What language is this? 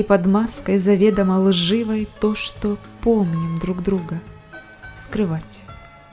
Russian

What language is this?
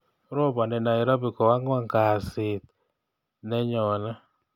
Kalenjin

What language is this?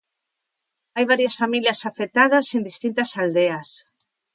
Galician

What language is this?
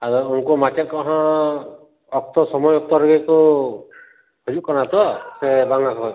Santali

